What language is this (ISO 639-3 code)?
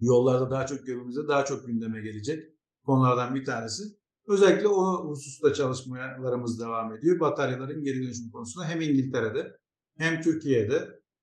tur